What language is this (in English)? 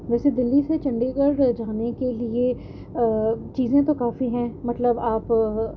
Urdu